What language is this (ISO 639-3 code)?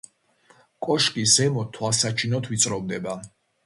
kat